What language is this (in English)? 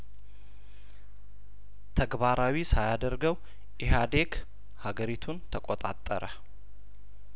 Amharic